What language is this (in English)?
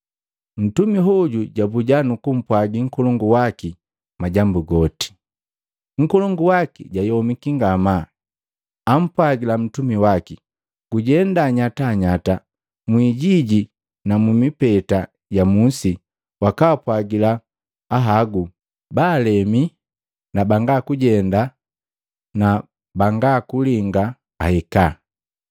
Matengo